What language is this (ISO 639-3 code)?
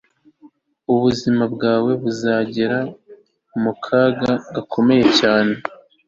kin